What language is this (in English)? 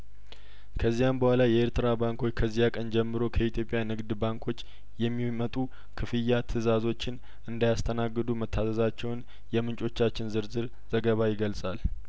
Amharic